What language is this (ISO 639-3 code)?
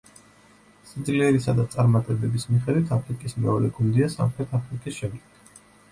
kat